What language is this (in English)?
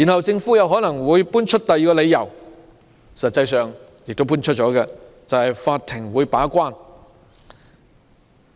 Cantonese